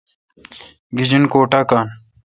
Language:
Kalkoti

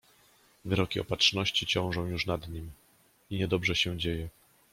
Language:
Polish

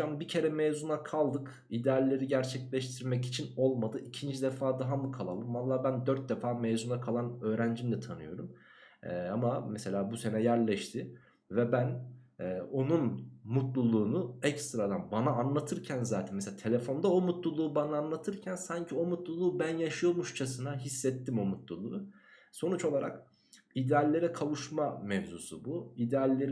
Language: Turkish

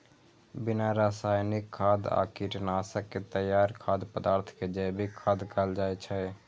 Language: Maithili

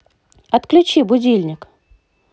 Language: Russian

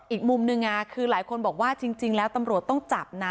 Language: Thai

